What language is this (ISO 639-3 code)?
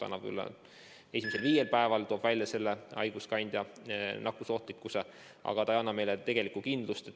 est